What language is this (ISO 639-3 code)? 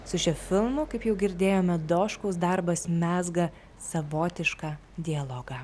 lit